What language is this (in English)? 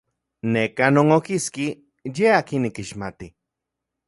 Central Puebla Nahuatl